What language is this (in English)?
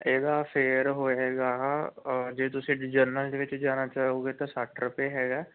Punjabi